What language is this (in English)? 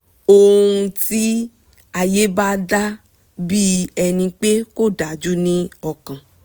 Yoruba